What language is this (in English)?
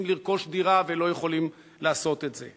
Hebrew